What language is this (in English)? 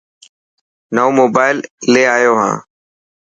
Dhatki